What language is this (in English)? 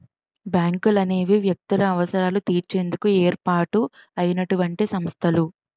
Telugu